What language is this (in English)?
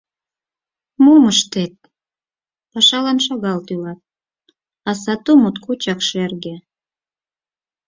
Mari